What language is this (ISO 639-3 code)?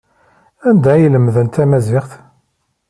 kab